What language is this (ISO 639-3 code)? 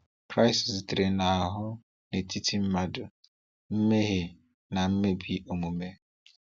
ibo